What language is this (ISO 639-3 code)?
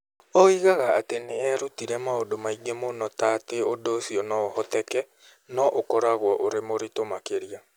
kik